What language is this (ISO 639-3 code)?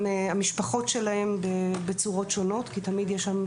heb